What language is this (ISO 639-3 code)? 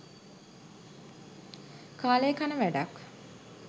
sin